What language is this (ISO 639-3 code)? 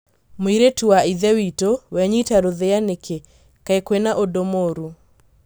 kik